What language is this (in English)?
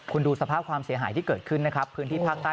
Thai